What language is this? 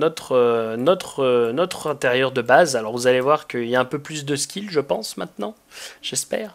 French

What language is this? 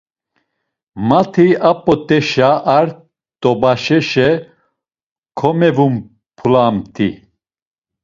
Laz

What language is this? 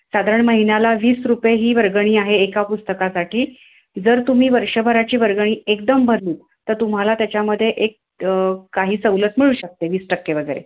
Marathi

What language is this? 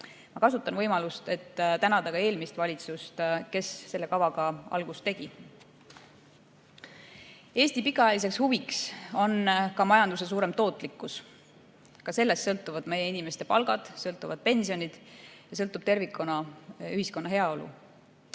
Estonian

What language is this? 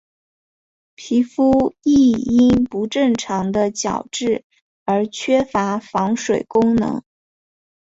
Chinese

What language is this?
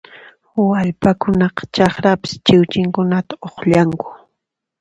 Puno Quechua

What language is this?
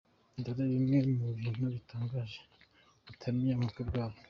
Kinyarwanda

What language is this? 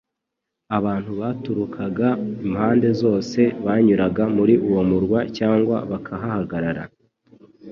Kinyarwanda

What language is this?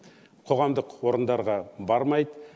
Kazakh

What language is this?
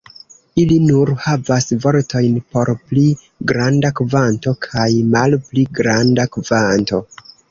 Esperanto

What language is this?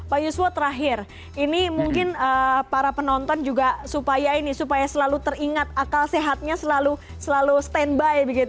Indonesian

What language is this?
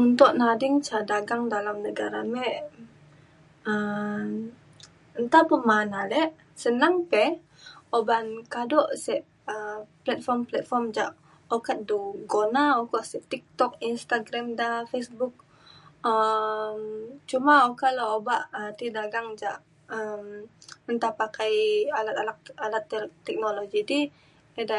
Mainstream Kenyah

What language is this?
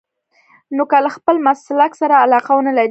Pashto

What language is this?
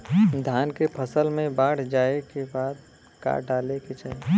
Bhojpuri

